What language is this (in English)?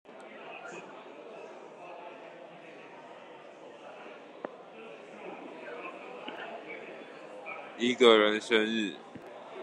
Chinese